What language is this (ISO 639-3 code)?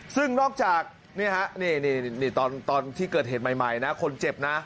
tha